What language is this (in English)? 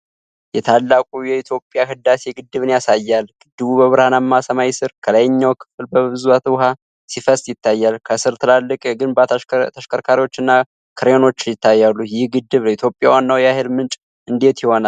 Amharic